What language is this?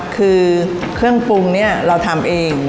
Thai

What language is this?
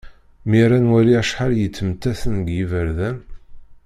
Kabyle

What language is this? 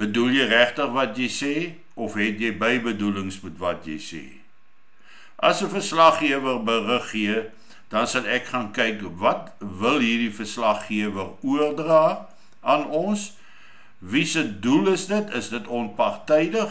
Dutch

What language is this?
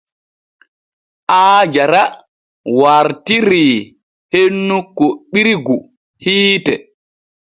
Borgu Fulfulde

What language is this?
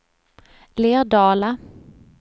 Swedish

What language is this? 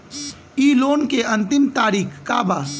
Bhojpuri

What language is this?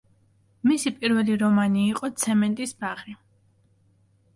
Georgian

